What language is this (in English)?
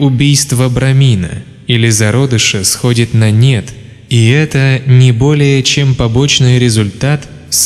Russian